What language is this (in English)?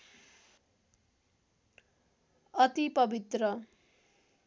Nepali